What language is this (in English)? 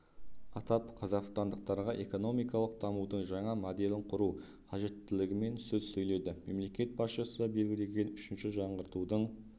Kazakh